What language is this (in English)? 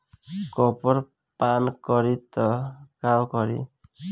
Bhojpuri